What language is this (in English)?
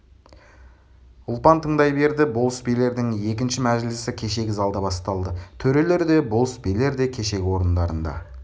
Kazakh